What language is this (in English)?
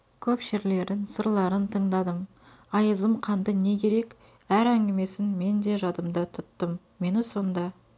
Kazakh